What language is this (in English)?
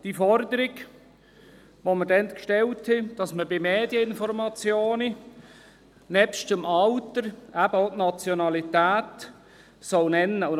Swiss German